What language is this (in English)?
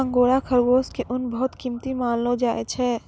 Maithili